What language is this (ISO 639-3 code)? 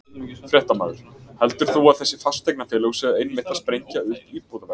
isl